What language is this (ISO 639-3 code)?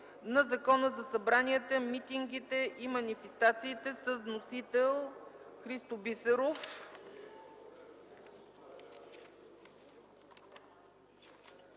bul